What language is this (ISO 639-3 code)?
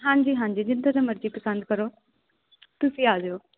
pan